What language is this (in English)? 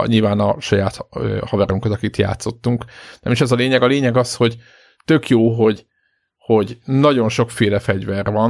Hungarian